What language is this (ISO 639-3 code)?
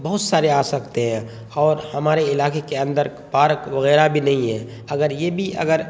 urd